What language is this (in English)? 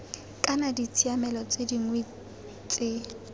Tswana